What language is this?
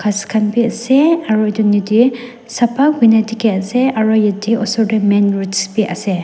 Naga Pidgin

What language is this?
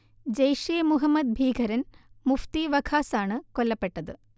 Malayalam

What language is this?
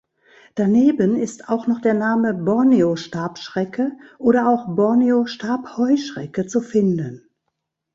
German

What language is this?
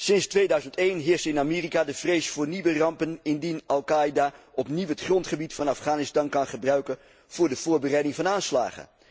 Dutch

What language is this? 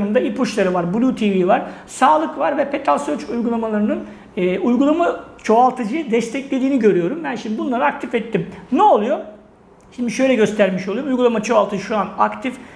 Turkish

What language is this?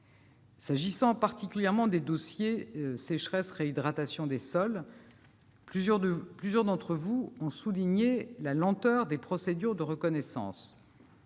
French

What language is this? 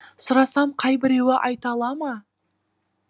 Kazakh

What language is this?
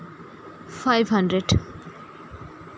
Santali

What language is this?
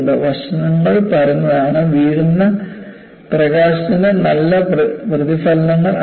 Malayalam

